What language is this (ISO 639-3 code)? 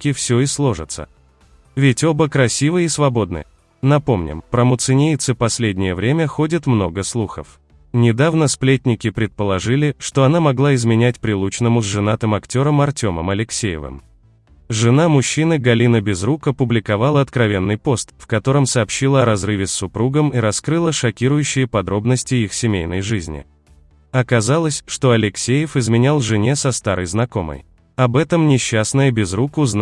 rus